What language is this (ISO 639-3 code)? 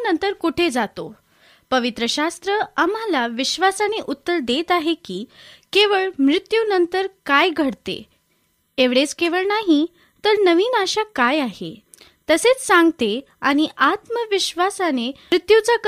mar